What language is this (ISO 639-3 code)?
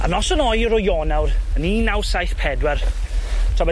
cym